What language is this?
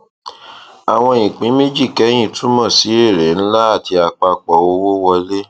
Yoruba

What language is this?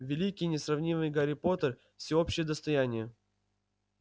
Russian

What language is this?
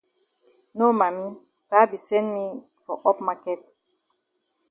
Cameroon Pidgin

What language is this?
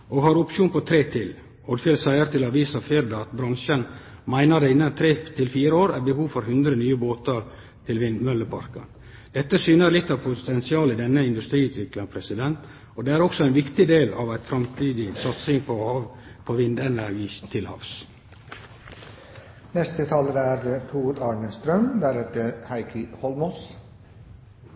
Norwegian Nynorsk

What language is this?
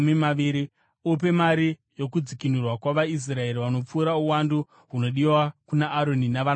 Shona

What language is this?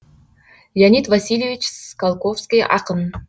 Kazakh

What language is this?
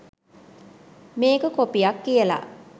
Sinhala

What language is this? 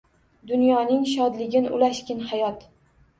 Uzbek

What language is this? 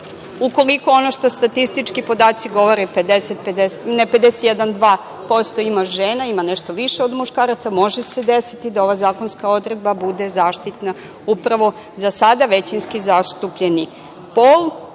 Serbian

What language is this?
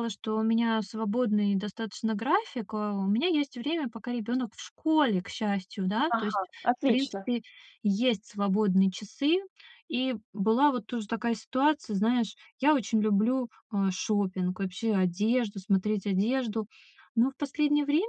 Russian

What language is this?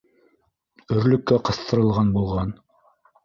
Bashkir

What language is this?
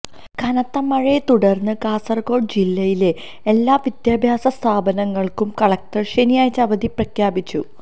Malayalam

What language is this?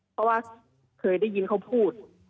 Thai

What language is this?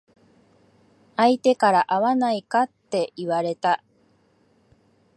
Japanese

